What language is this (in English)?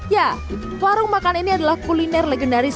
Indonesian